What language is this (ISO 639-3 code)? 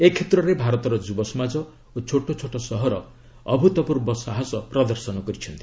ori